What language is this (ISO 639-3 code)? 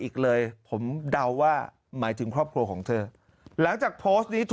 tha